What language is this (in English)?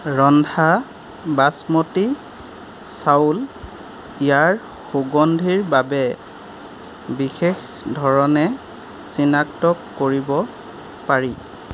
Assamese